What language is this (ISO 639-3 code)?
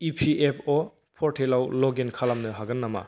brx